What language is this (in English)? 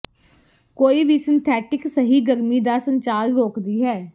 Punjabi